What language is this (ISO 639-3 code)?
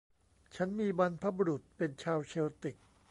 tha